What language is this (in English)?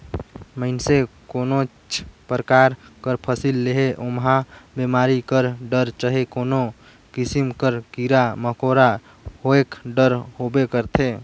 Chhattisgarhi